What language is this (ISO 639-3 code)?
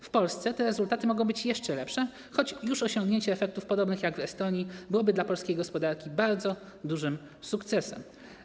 pol